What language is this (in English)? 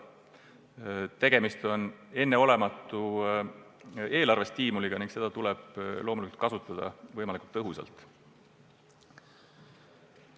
Estonian